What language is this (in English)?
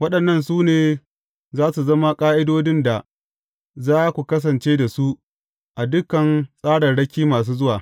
Hausa